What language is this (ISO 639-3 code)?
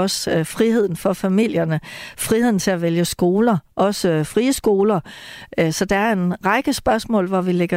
dan